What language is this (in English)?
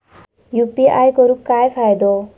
Marathi